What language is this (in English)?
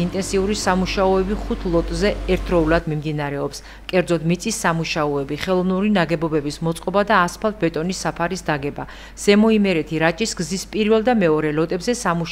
Romanian